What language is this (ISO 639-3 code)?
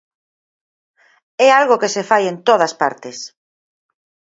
glg